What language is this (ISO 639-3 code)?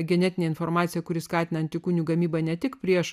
lit